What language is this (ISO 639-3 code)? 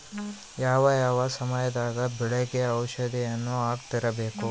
kan